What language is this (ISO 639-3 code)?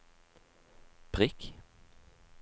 nor